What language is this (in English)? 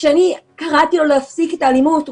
Hebrew